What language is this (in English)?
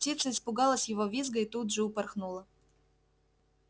Russian